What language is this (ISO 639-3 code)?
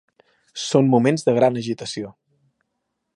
cat